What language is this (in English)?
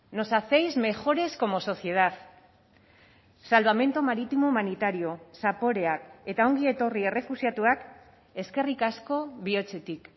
Basque